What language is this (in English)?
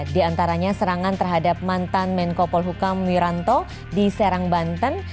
Indonesian